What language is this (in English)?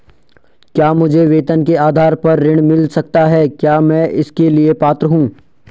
Hindi